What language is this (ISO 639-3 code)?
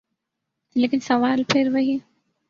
urd